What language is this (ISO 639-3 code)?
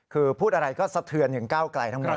tha